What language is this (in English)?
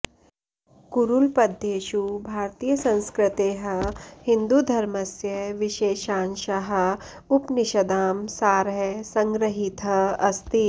Sanskrit